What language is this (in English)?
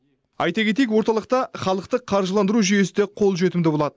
Kazakh